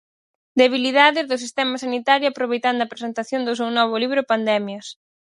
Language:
Galician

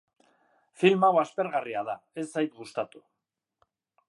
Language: Basque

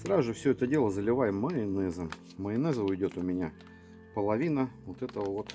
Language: Russian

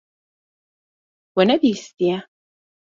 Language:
Kurdish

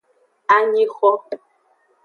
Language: Aja (Benin)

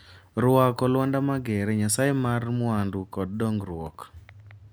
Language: Luo (Kenya and Tanzania)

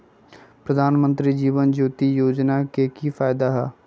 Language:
Magahi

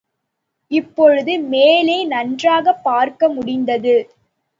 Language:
Tamil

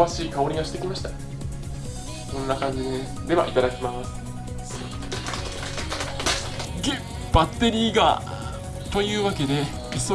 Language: Japanese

